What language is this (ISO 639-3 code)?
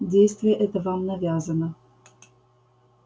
rus